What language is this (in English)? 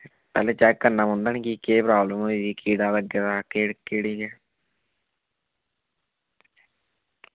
Dogri